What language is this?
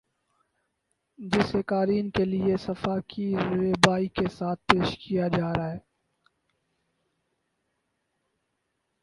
Urdu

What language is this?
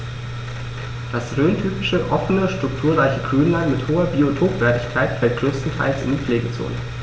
German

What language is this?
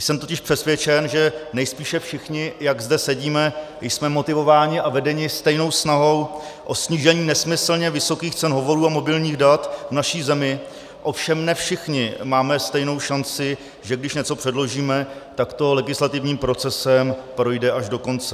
Czech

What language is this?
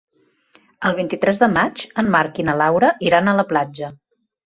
Catalan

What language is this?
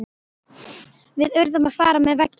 Icelandic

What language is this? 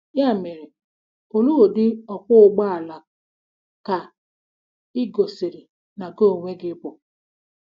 Igbo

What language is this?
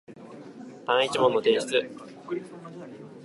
Japanese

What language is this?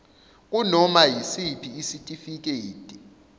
Zulu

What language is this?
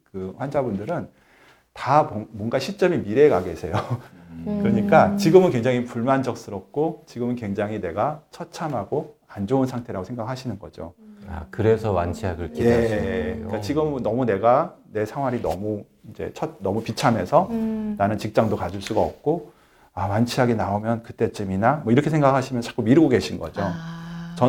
Korean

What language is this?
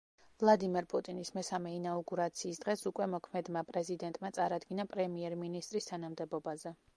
Georgian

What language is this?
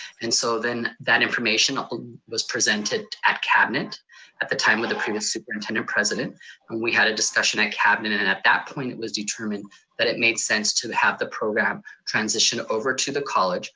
English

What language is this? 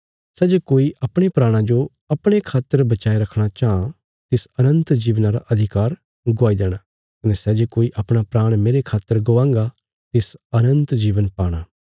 Bilaspuri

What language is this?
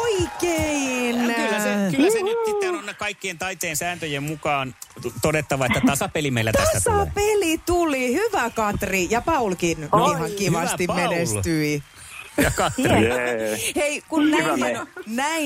Finnish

